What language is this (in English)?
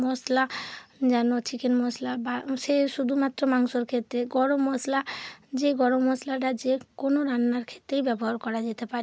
Bangla